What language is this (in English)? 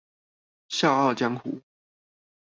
Chinese